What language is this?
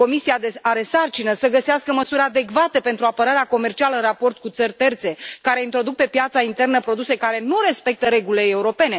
Romanian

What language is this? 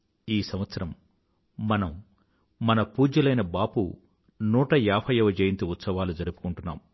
Telugu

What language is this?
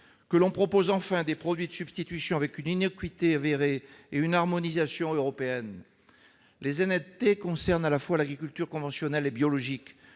French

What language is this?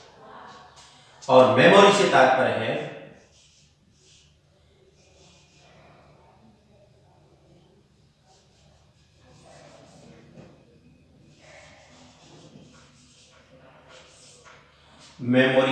Hindi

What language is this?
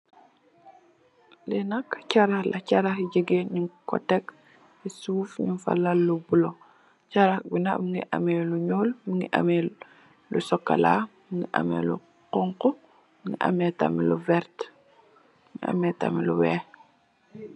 Wolof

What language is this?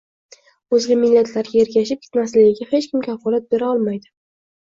Uzbek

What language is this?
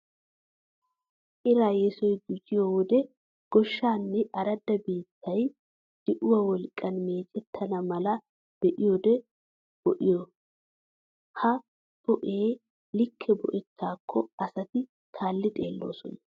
Wolaytta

